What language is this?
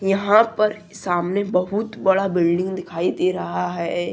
Hindi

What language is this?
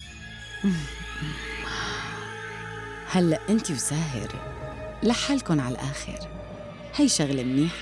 Arabic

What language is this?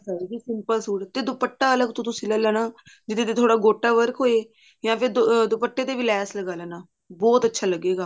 Punjabi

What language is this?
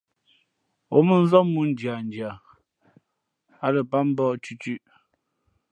Fe'fe'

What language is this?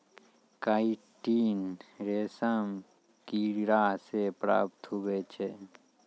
Maithili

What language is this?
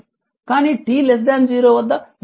Telugu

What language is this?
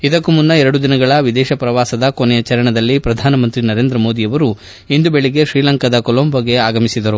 Kannada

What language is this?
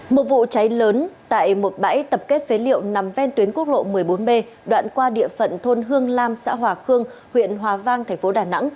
Vietnamese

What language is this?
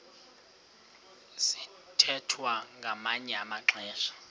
Xhosa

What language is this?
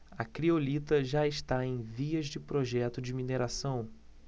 Portuguese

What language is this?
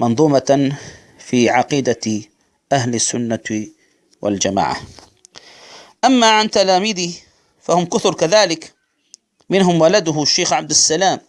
Arabic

